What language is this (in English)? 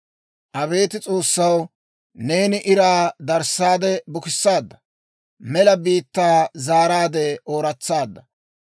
Dawro